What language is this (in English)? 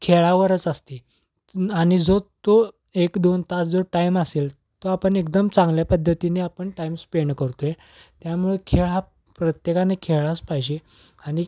Marathi